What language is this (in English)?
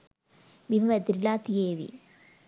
Sinhala